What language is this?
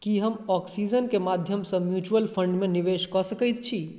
Maithili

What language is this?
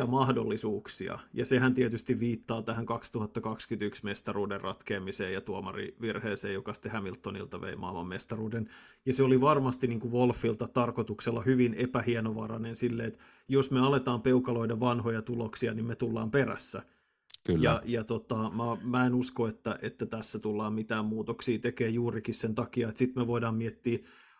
Finnish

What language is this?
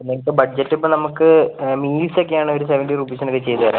Malayalam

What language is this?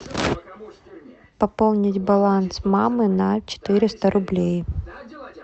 Russian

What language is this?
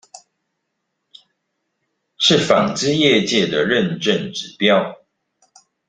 Chinese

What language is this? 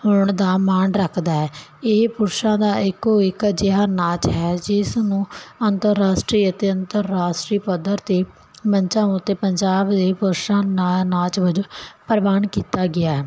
Punjabi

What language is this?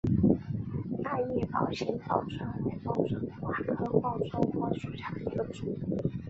Chinese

